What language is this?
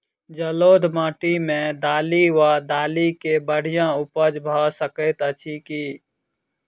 Maithili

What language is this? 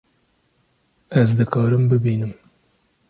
Kurdish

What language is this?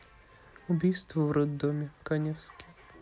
Russian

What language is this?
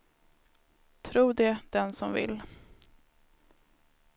Swedish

